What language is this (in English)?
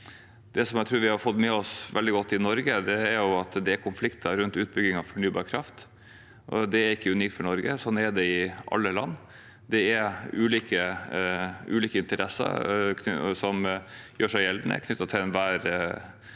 Norwegian